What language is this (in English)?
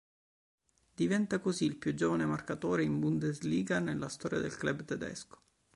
Italian